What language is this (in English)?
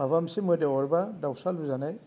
Bodo